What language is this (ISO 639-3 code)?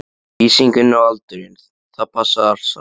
isl